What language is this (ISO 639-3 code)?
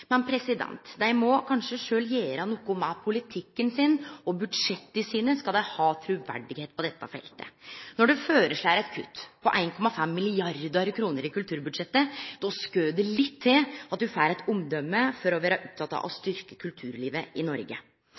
nno